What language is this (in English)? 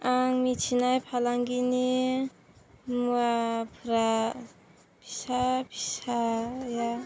Bodo